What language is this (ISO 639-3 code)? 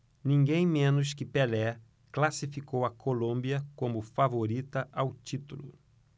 por